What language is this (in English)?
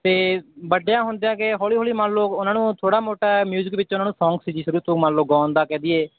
Punjabi